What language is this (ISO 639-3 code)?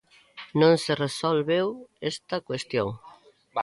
glg